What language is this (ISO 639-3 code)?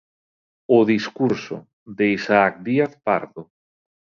glg